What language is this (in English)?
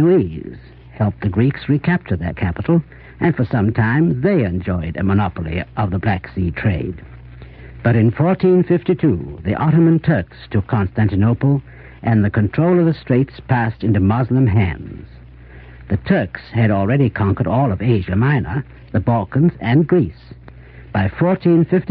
English